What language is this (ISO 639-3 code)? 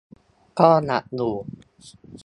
tha